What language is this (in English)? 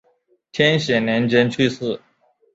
Chinese